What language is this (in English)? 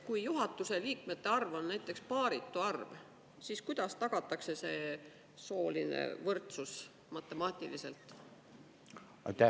Estonian